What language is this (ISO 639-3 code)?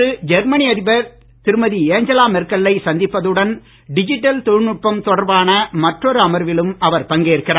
tam